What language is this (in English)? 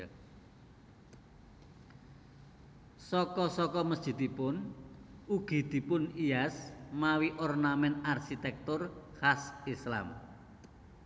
Javanese